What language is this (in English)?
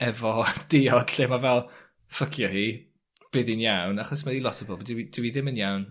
Welsh